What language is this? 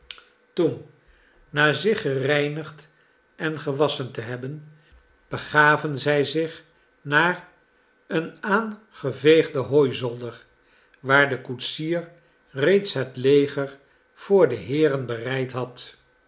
Dutch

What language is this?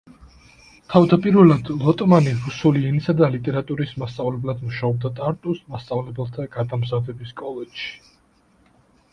Georgian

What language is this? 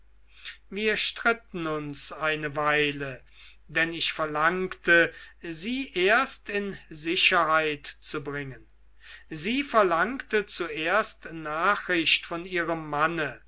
German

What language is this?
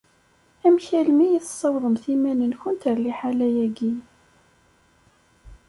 Kabyle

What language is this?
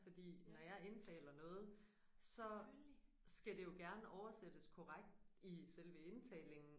Danish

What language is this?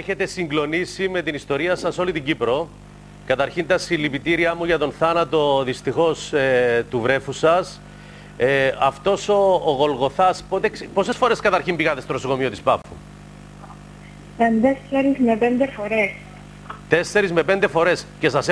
Greek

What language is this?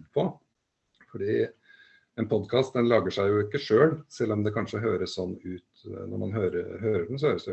Norwegian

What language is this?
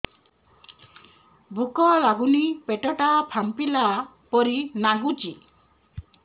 Odia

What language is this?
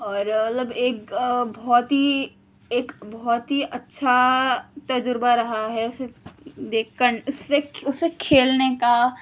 Urdu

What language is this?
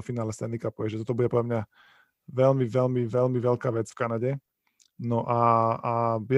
Slovak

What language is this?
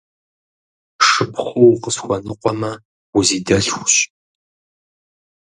Kabardian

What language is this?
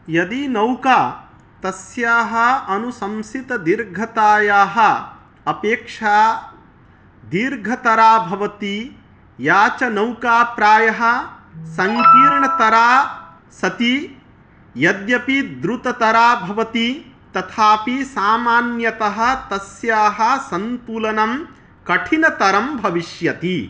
Sanskrit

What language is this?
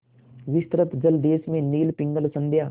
Hindi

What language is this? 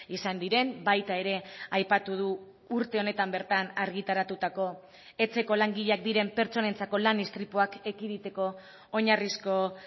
Basque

